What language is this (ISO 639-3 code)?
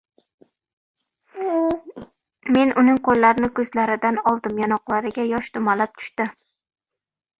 uzb